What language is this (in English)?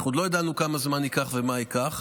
Hebrew